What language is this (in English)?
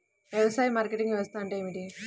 Telugu